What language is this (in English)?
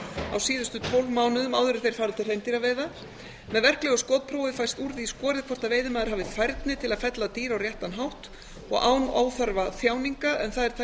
Icelandic